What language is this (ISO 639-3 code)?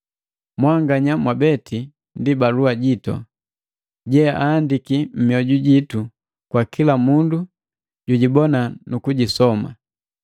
mgv